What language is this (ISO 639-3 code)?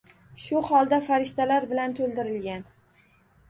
uzb